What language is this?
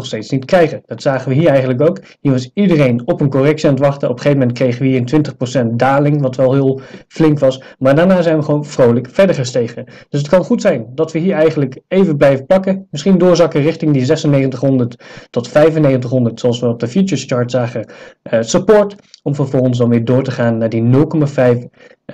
Dutch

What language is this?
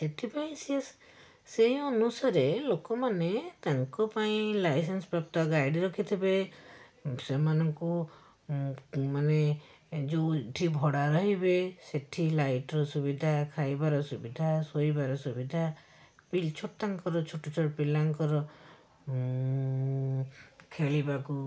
Odia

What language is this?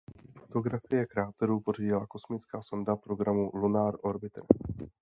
Czech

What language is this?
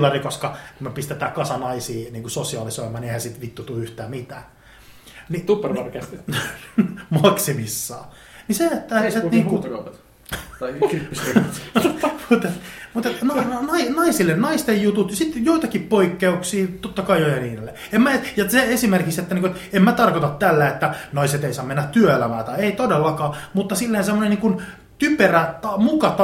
Finnish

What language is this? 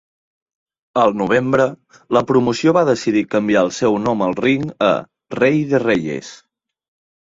Catalan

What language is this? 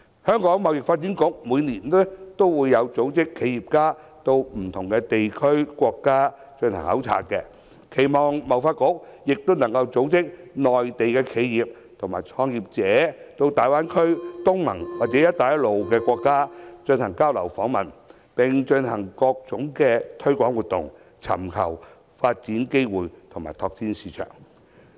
Cantonese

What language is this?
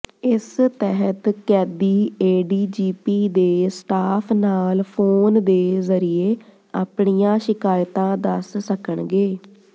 Punjabi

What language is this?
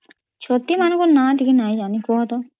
Odia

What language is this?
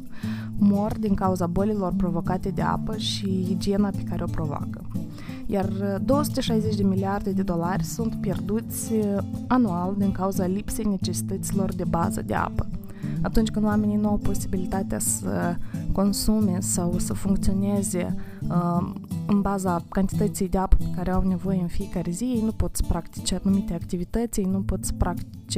Romanian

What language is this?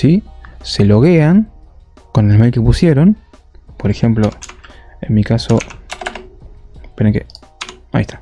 Spanish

